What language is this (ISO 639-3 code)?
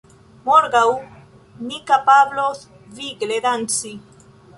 epo